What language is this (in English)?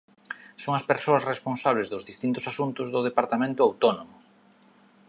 Galician